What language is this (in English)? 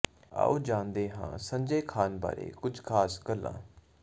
Punjabi